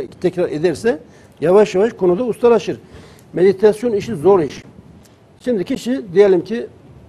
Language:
Turkish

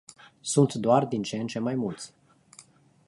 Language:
Romanian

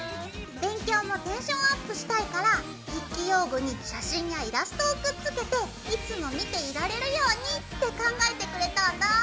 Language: Japanese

